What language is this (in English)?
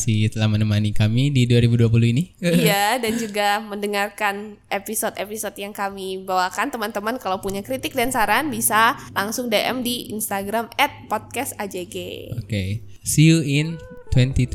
Indonesian